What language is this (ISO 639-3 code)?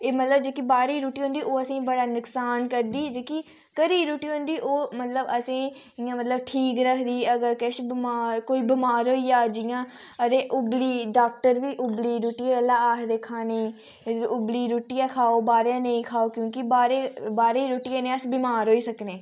doi